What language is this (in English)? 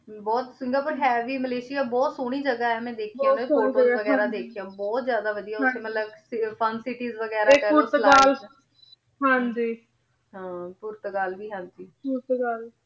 Punjabi